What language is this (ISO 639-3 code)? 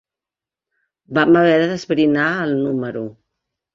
cat